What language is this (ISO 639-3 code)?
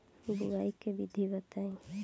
bho